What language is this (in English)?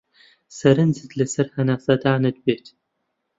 Central Kurdish